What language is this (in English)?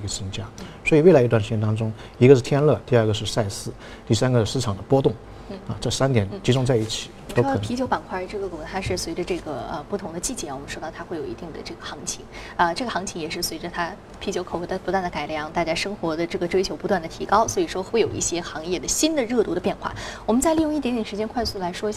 Chinese